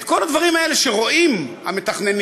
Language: Hebrew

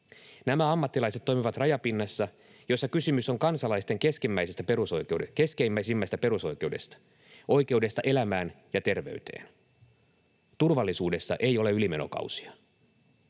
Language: Finnish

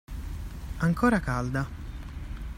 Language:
Italian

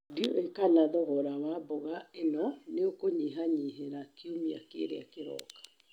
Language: Kikuyu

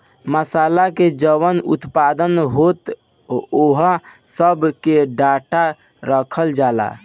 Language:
Bhojpuri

